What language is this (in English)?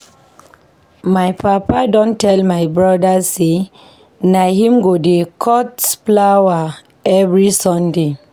Nigerian Pidgin